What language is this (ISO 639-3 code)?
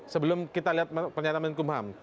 ind